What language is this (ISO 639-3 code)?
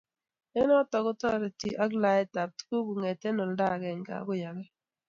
kln